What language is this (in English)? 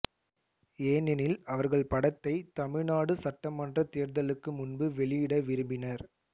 Tamil